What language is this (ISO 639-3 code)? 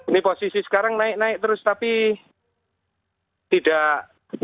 ind